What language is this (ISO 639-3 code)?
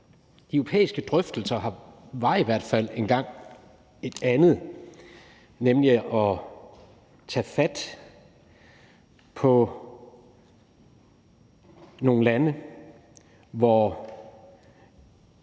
dan